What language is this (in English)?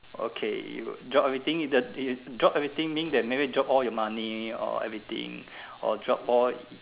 English